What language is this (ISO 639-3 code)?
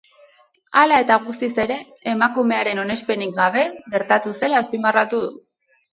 eus